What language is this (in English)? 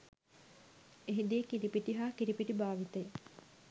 Sinhala